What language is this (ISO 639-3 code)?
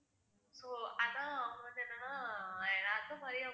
tam